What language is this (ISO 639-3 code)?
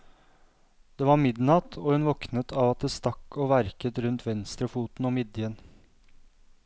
nor